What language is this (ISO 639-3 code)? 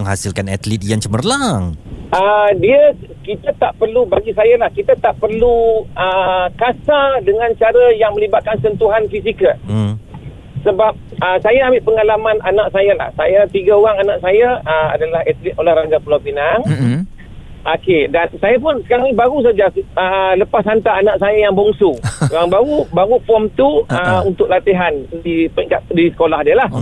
msa